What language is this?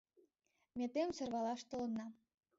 Mari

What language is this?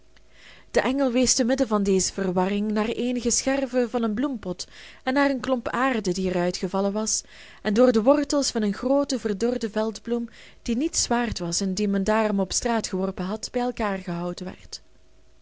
Dutch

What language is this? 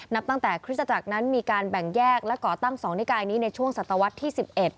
Thai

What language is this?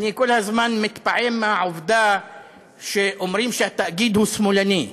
Hebrew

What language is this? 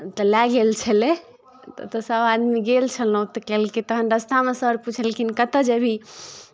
Maithili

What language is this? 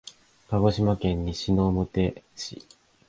Japanese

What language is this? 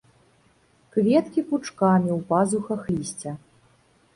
Belarusian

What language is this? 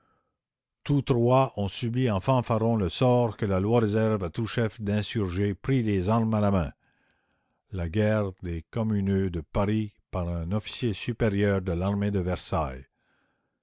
French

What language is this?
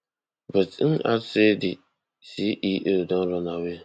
Nigerian Pidgin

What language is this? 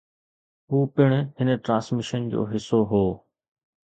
Sindhi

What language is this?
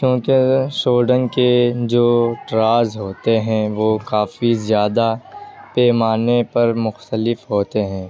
Urdu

